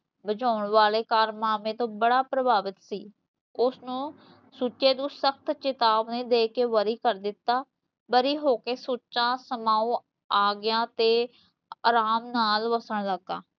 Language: Punjabi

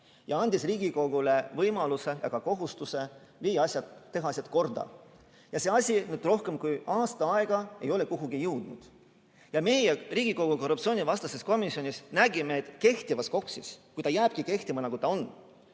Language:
Estonian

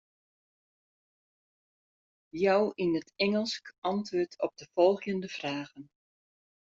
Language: Western Frisian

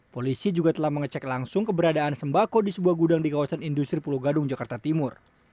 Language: Indonesian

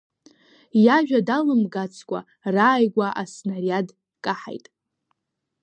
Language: Abkhazian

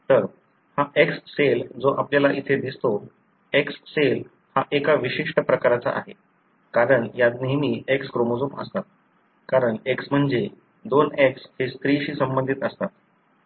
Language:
Marathi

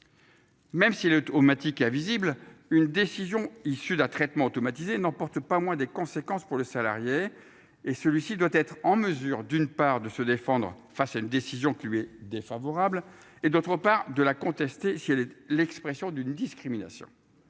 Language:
French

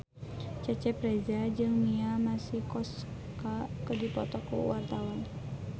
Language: Sundanese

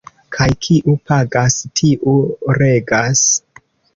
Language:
Esperanto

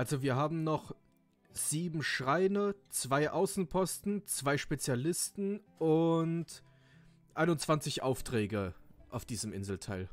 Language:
German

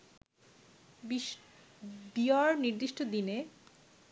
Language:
Bangla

